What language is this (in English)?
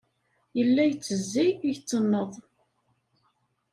Kabyle